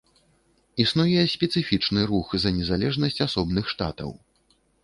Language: Belarusian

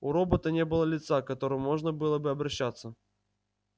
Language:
Russian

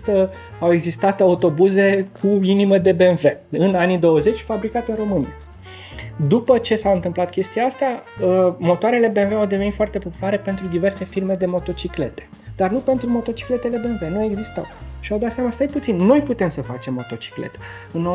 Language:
Romanian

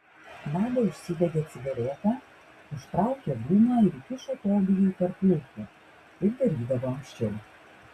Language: Lithuanian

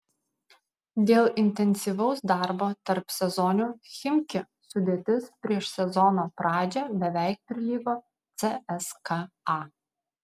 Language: Lithuanian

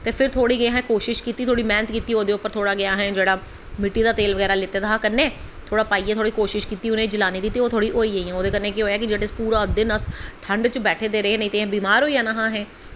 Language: Dogri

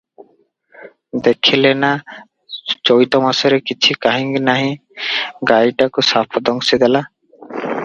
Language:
Odia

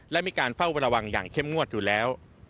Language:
Thai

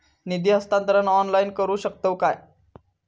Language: Marathi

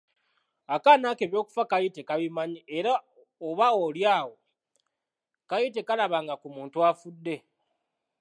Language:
Ganda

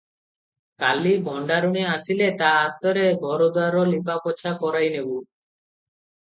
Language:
Odia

